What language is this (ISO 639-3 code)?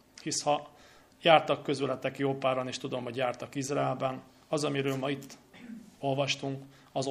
hun